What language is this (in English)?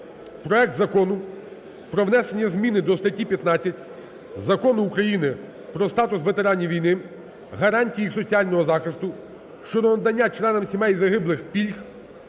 Ukrainian